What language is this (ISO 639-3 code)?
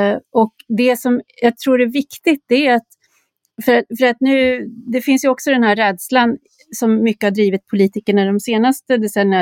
swe